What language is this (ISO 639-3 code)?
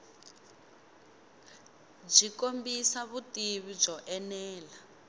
tso